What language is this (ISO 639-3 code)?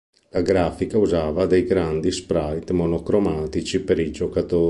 ita